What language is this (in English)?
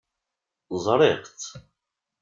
Kabyle